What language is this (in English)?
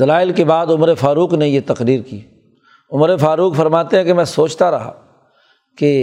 Urdu